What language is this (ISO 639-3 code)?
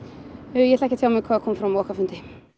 isl